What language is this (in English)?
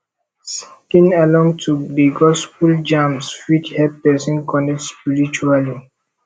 Nigerian Pidgin